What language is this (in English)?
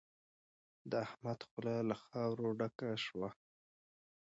Pashto